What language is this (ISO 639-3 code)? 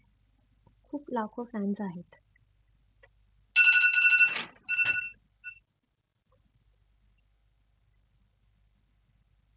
mar